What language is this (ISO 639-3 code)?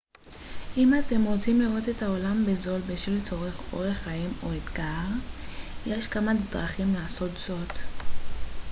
heb